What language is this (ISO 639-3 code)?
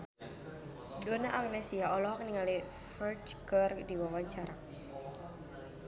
sun